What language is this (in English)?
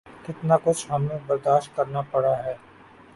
Urdu